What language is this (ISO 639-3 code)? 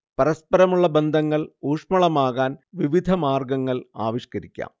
mal